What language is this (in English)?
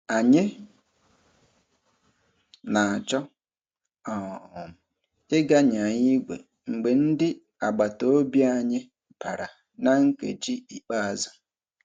Igbo